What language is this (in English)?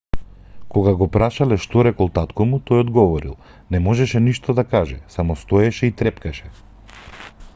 Macedonian